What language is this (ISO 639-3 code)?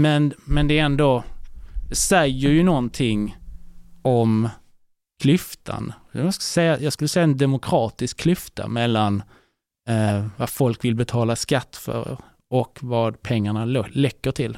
swe